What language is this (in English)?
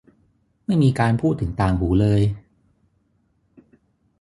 Thai